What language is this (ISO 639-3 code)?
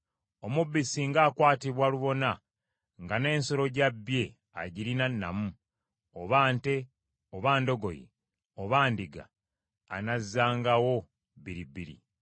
lug